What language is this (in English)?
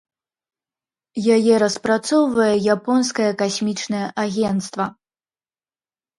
Belarusian